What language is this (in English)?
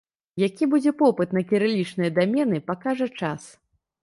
Belarusian